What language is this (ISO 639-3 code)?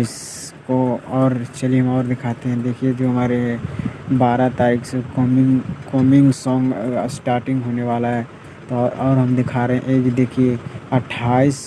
hin